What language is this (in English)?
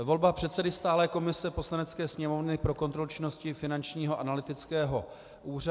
Czech